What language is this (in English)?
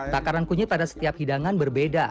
Indonesian